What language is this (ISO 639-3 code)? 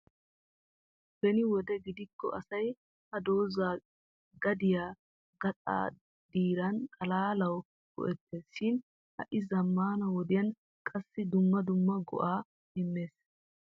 wal